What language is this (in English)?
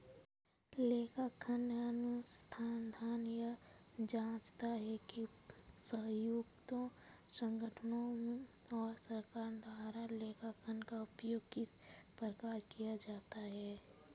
Hindi